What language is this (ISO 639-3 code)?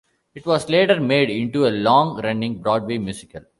eng